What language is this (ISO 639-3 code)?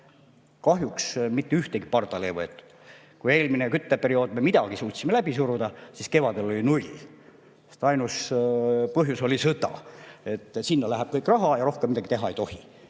est